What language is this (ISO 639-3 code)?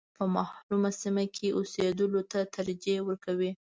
pus